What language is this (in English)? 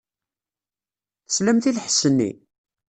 Kabyle